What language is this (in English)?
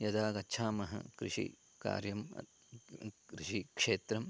Sanskrit